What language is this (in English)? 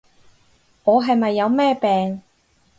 Cantonese